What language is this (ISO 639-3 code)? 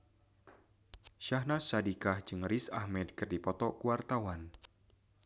sun